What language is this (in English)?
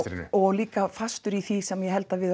Icelandic